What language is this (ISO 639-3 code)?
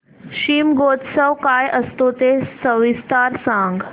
mar